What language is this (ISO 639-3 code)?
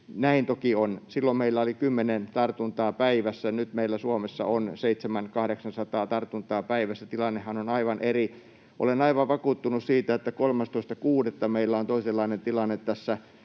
fin